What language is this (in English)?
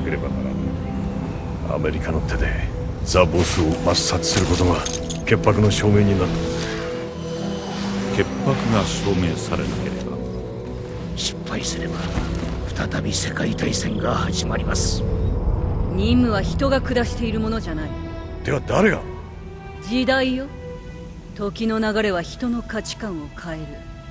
Japanese